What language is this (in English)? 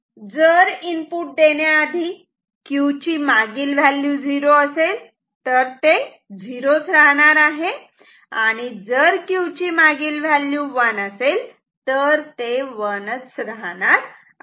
Marathi